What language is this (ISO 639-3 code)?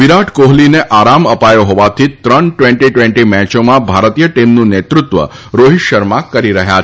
guj